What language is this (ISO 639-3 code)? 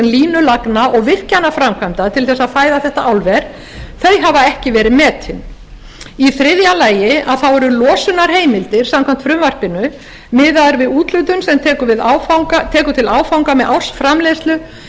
isl